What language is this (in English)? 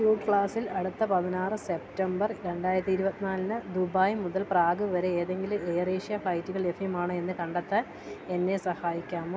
Malayalam